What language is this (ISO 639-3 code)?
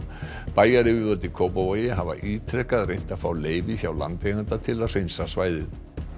isl